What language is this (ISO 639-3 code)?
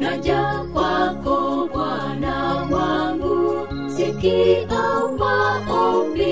swa